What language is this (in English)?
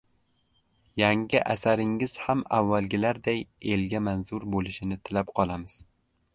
Uzbek